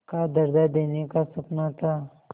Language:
Hindi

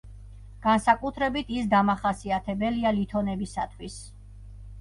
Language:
Georgian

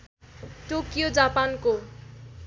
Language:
Nepali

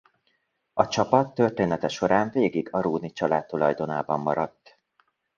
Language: Hungarian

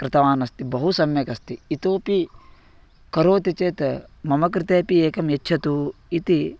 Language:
Sanskrit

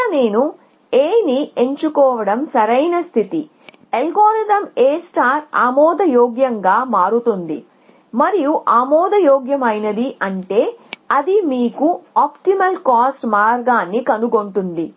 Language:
Telugu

